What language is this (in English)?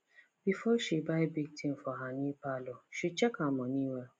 Nigerian Pidgin